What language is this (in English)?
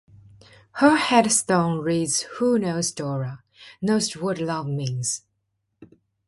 English